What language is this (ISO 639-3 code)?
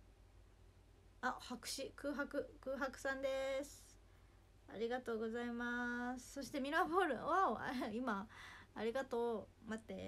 jpn